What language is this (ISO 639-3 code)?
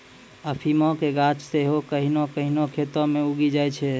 mai